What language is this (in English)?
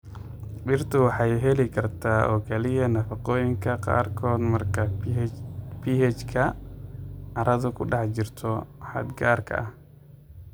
Somali